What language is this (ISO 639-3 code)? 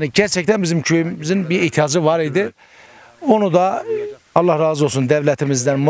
tur